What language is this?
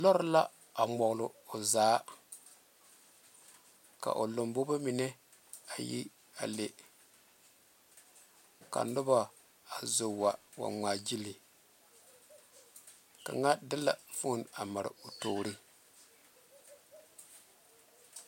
Southern Dagaare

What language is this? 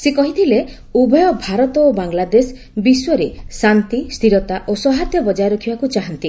Odia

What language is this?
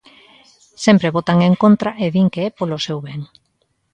Galician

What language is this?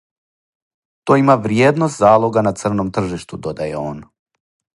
Serbian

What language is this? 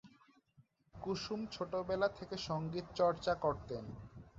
Bangla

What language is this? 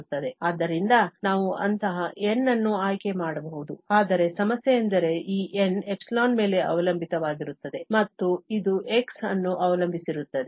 Kannada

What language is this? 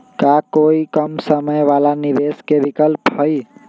Magahi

